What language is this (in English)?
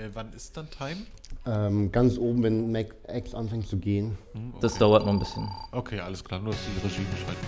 German